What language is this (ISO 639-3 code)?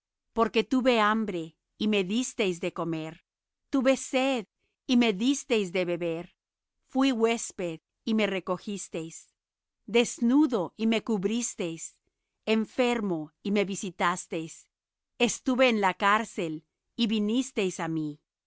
spa